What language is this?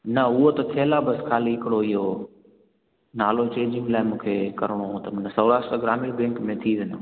Sindhi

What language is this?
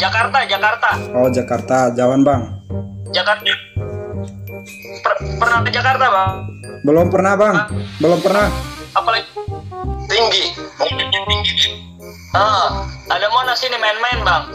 Indonesian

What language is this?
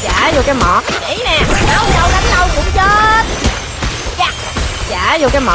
Vietnamese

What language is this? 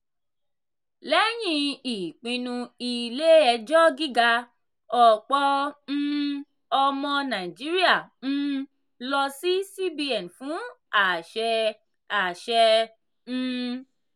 Yoruba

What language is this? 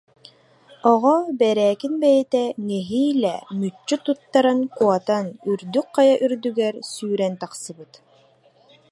Yakut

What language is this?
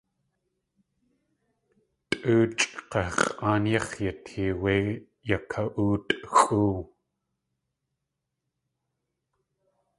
Tlingit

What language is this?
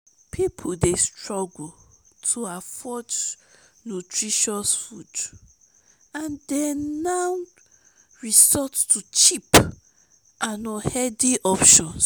Nigerian Pidgin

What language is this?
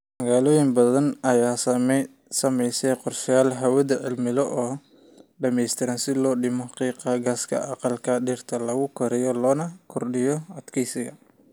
Somali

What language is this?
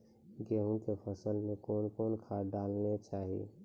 Maithili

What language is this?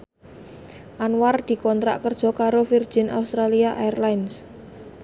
Javanese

